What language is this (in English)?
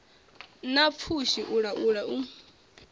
Venda